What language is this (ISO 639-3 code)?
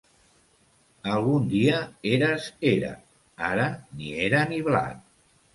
cat